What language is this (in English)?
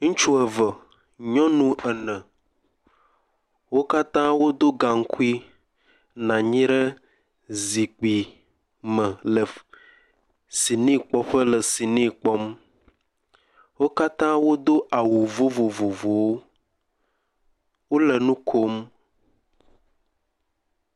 Ewe